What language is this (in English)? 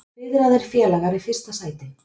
Icelandic